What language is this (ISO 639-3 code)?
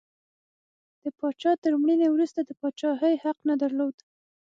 pus